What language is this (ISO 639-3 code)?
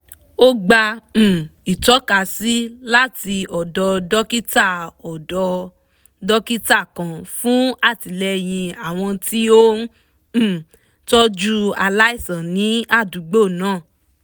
yor